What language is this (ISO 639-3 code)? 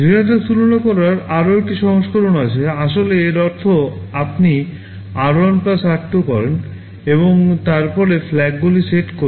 ben